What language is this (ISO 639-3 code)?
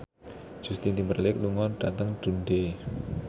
jav